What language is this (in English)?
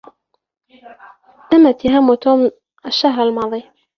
Arabic